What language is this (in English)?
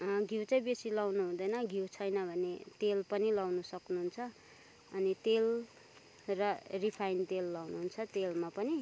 Nepali